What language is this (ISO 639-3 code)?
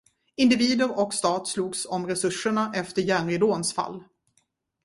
swe